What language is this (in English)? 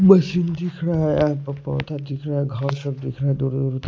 Hindi